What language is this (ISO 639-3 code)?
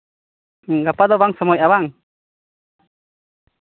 sat